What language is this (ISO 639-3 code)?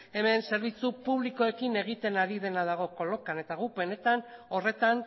eus